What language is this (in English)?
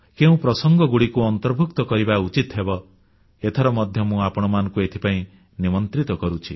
Odia